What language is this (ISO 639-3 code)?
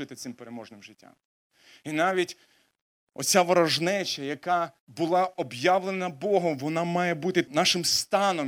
ukr